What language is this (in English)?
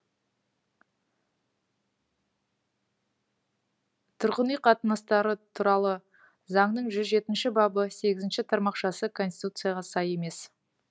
Kazakh